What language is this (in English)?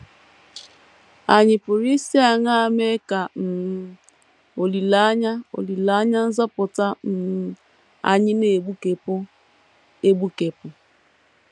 Igbo